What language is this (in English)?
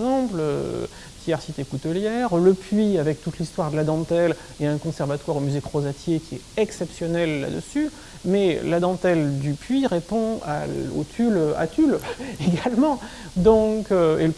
French